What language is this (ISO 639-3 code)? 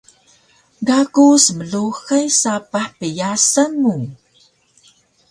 trv